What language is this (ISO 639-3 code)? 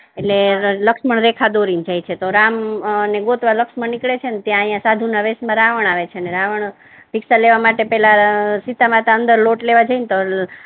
guj